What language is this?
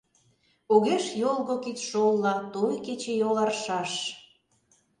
Mari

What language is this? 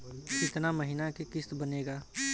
Bhojpuri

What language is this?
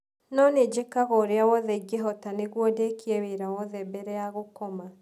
Kikuyu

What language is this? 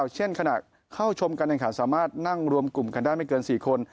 Thai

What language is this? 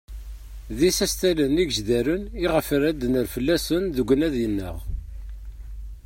Kabyle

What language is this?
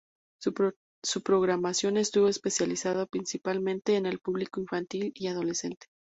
Spanish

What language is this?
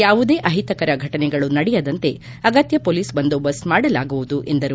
Kannada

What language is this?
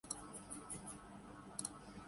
Urdu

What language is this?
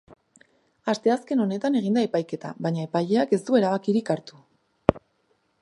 Basque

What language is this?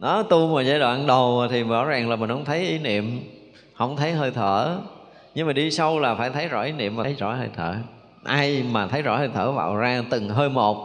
Vietnamese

